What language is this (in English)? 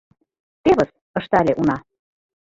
Mari